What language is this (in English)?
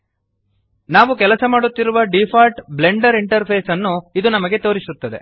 Kannada